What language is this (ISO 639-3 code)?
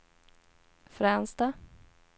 swe